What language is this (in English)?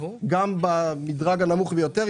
Hebrew